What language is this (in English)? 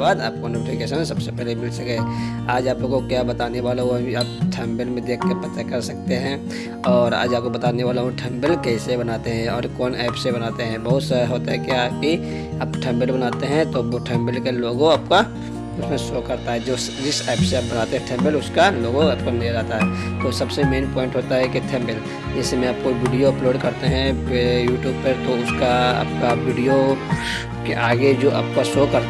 Hindi